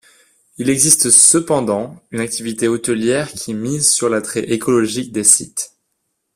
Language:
French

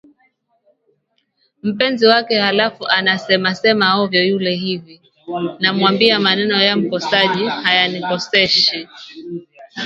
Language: Swahili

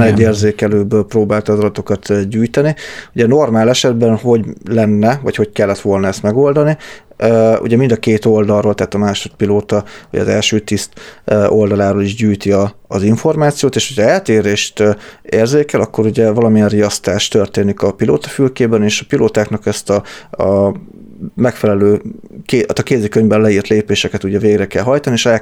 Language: Hungarian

